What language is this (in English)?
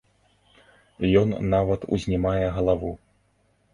Belarusian